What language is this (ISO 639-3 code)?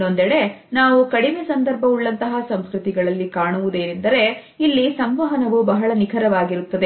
kan